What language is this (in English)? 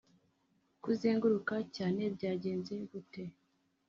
Kinyarwanda